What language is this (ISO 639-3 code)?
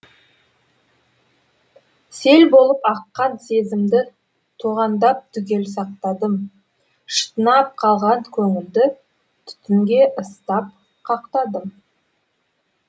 kaz